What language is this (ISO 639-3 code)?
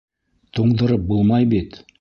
bak